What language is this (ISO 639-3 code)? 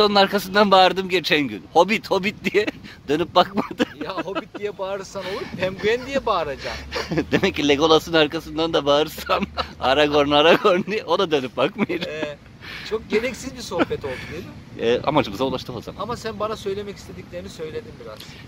tur